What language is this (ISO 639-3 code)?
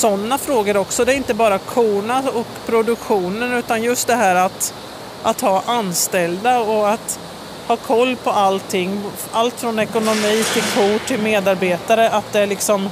swe